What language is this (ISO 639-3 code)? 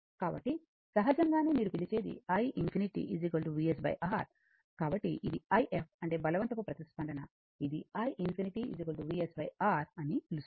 tel